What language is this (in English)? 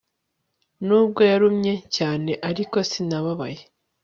Kinyarwanda